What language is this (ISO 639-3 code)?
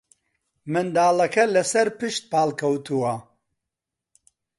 ckb